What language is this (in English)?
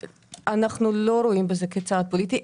Hebrew